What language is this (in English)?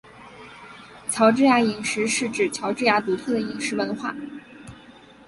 Chinese